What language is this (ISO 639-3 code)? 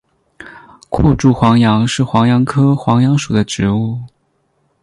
zho